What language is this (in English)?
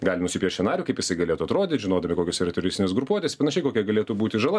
Lithuanian